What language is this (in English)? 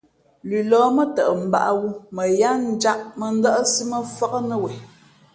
Fe'fe'